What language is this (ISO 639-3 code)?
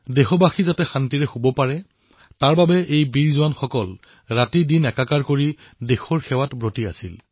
asm